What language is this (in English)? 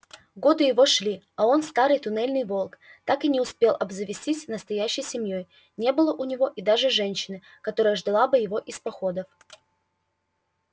Russian